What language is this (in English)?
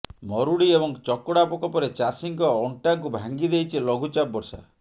Odia